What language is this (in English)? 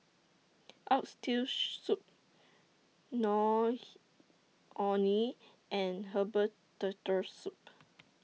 English